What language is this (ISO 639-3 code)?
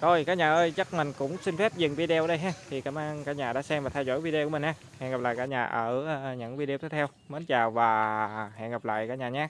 vie